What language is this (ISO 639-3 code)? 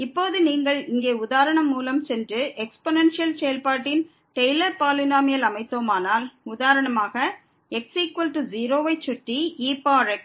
tam